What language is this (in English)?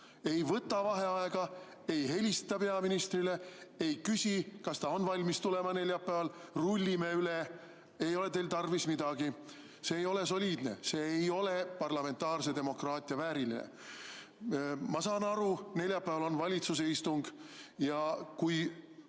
Estonian